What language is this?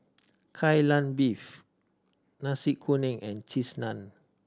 English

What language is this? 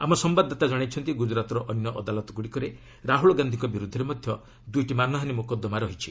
Odia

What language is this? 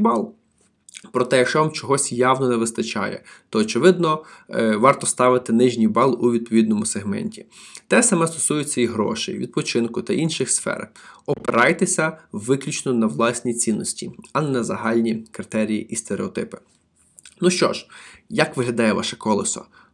Ukrainian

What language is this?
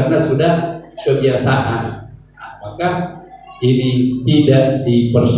Indonesian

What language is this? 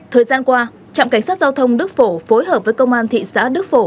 Vietnamese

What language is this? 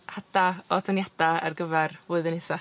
Welsh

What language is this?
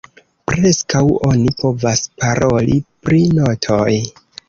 Esperanto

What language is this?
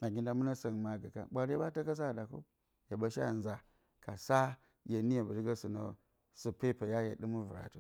Bacama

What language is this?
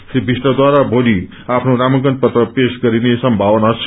Nepali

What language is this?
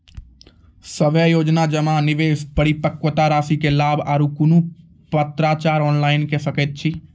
Maithili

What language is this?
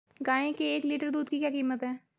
Hindi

